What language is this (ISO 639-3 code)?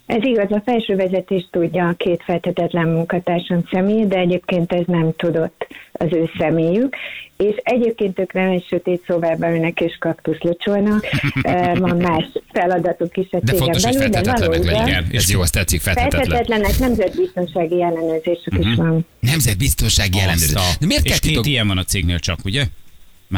hun